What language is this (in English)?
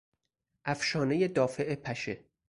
Persian